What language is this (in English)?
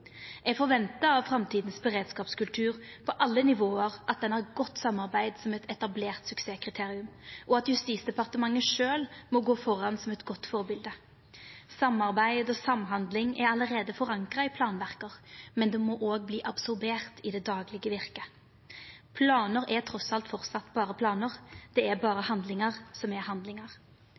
Norwegian Nynorsk